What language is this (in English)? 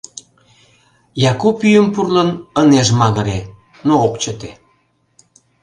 Mari